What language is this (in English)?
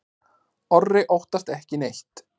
Icelandic